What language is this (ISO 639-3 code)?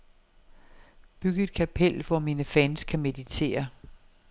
dan